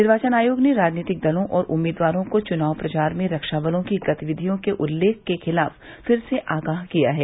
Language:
Hindi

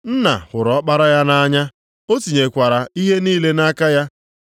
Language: Igbo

